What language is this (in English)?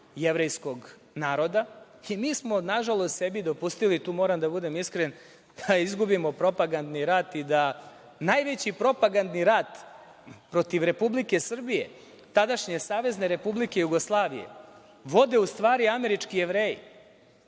Serbian